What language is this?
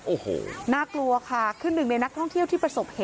Thai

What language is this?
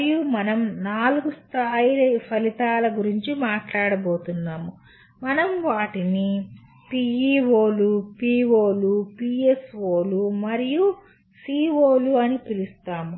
Telugu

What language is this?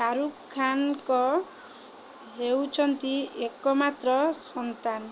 Odia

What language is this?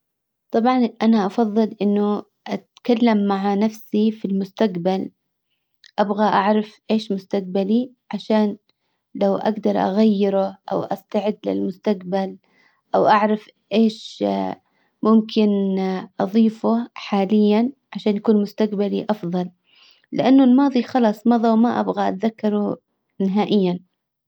Hijazi Arabic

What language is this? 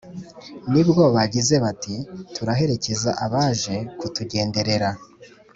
Kinyarwanda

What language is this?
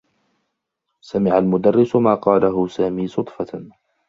Arabic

